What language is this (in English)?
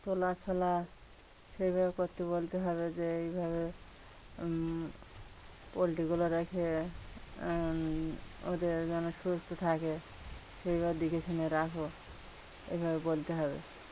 Bangla